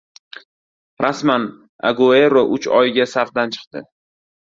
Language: Uzbek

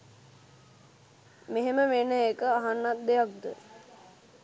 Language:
Sinhala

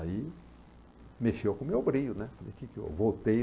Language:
Portuguese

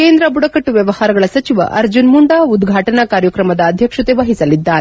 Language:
Kannada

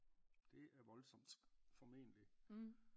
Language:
Danish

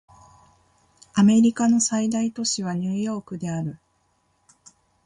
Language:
Japanese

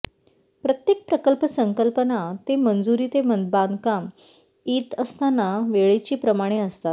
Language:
Marathi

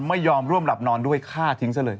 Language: Thai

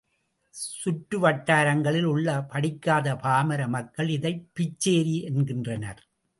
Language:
Tamil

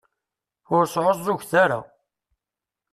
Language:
Kabyle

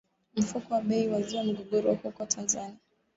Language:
Swahili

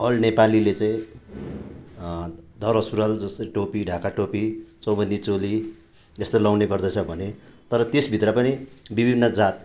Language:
Nepali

